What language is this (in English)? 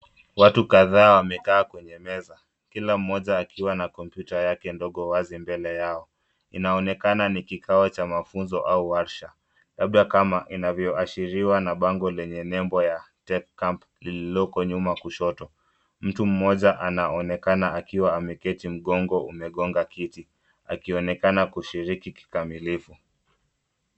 Swahili